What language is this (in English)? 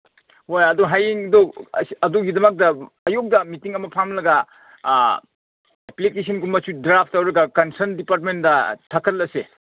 Manipuri